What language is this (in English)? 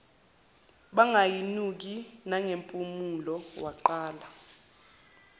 Zulu